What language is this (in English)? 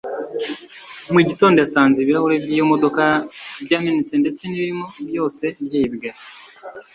Kinyarwanda